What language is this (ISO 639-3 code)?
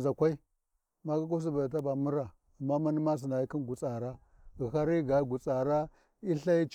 wji